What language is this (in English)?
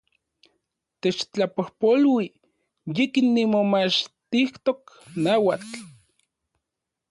Central Puebla Nahuatl